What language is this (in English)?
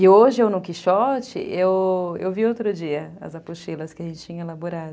Portuguese